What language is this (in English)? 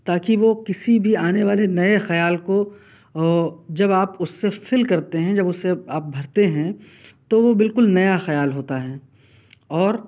Urdu